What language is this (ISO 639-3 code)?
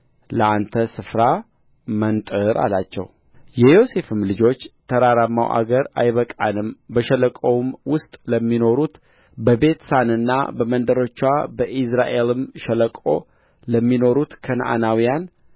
amh